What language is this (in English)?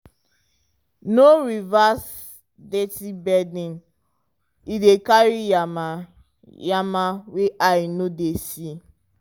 Nigerian Pidgin